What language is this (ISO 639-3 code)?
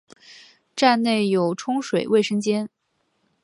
zho